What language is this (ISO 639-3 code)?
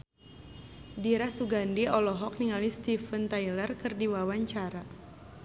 sun